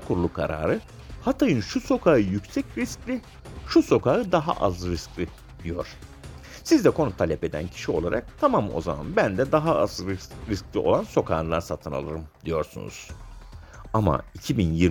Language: Turkish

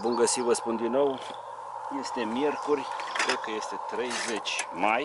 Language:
Romanian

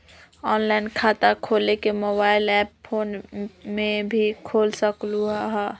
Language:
Magahi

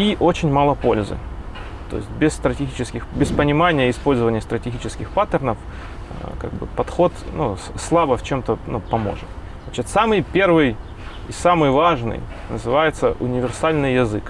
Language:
Russian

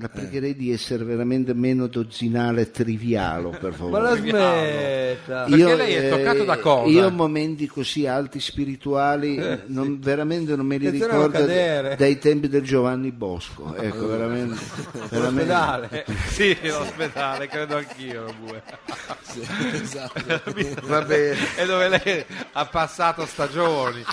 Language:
Italian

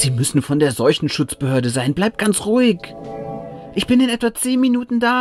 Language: German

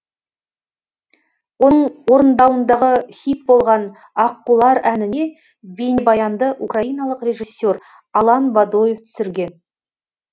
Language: Kazakh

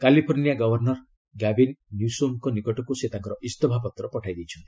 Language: Odia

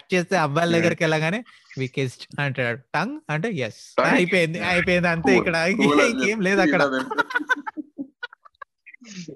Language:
Telugu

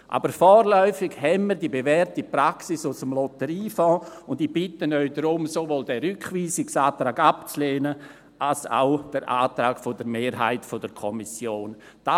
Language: Swiss German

